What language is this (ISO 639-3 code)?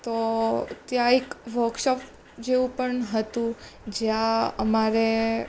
guj